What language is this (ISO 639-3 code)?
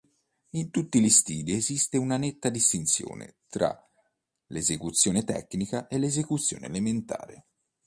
ita